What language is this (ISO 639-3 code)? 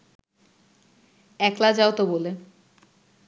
ben